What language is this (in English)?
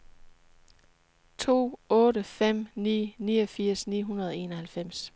Danish